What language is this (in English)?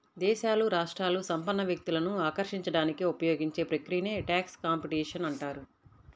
Telugu